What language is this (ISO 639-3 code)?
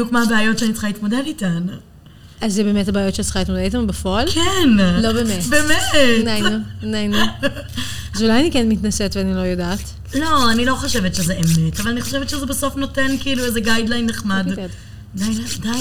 heb